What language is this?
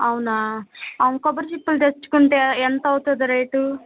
Telugu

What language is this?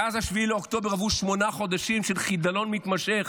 Hebrew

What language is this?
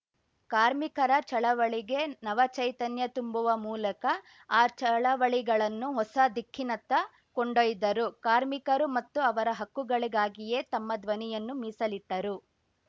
Kannada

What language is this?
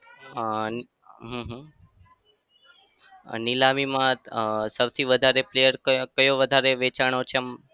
Gujarati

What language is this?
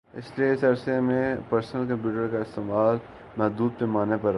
Urdu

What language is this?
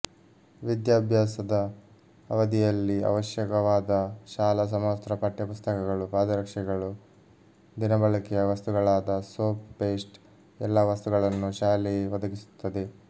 Kannada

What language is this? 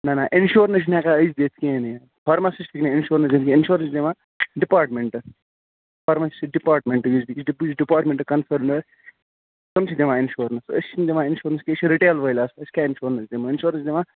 Kashmiri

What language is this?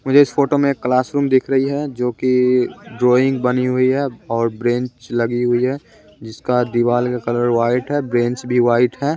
Hindi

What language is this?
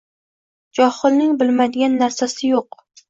Uzbek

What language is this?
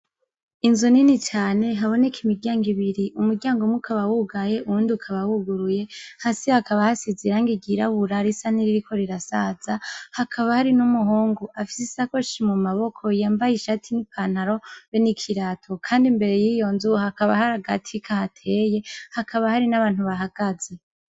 Rundi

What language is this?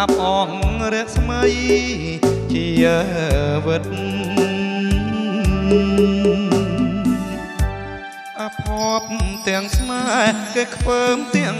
Thai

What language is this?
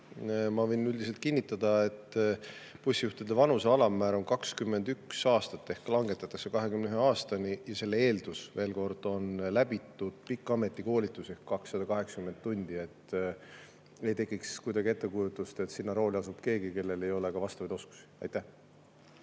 Estonian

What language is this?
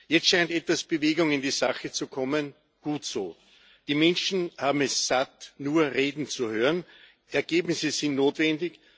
German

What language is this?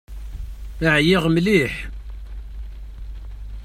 Kabyle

